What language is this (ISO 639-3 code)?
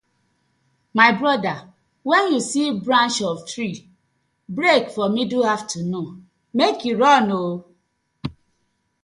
pcm